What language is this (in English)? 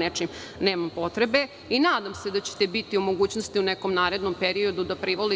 Serbian